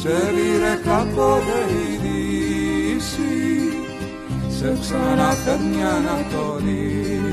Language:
Greek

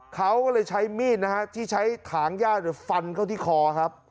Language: Thai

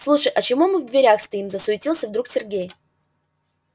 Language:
Russian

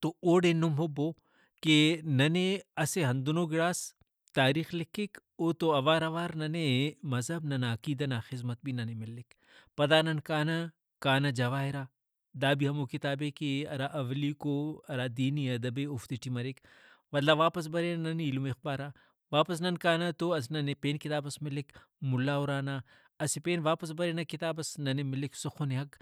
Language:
Brahui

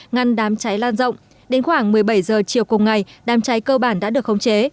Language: Vietnamese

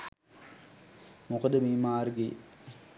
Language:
Sinhala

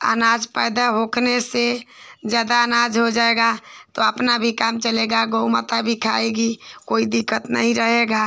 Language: Hindi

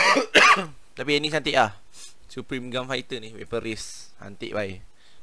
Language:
Malay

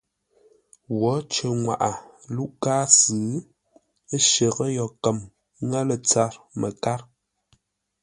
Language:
Ngombale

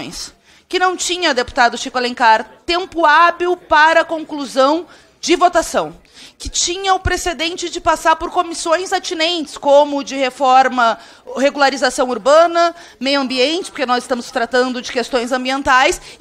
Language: Portuguese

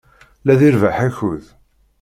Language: Kabyle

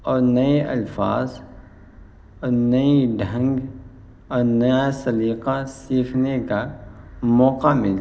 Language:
Urdu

